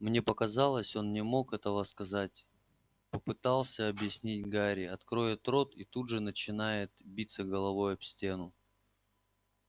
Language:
Russian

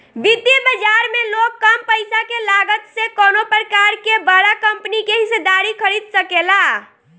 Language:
Bhojpuri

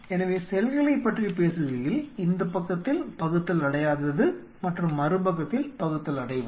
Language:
Tamil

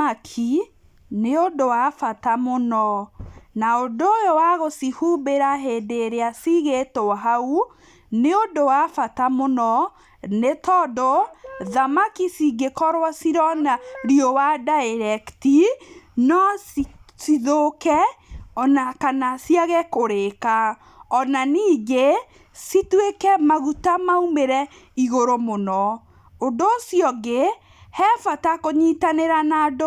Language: Kikuyu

